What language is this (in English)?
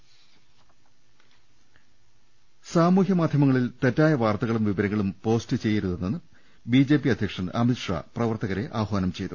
Malayalam